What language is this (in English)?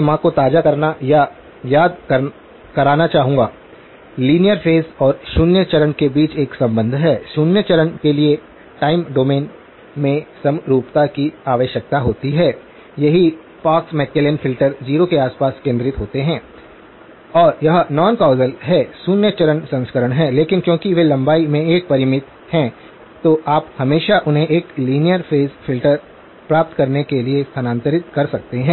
Hindi